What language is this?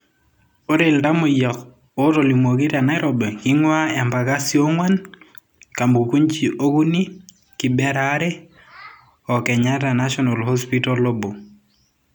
Masai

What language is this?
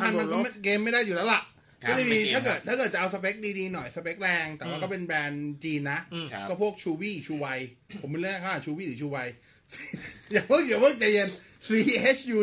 Thai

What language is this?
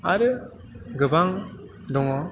Bodo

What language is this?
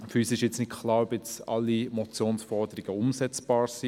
Swiss German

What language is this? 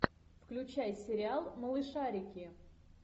Russian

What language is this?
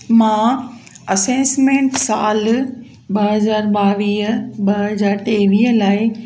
Sindhi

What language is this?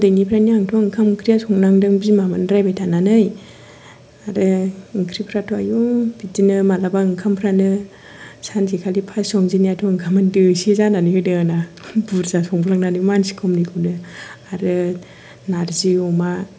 Bodo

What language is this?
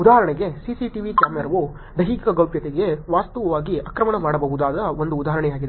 Kannada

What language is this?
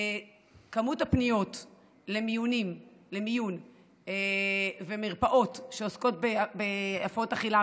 Hebrew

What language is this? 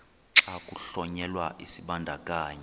Xhosa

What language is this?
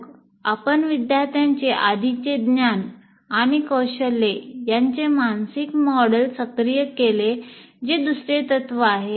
Marathi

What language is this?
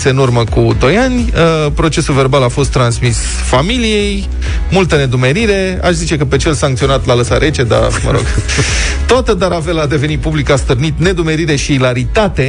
Romanian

